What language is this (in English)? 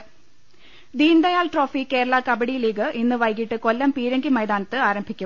Malayalam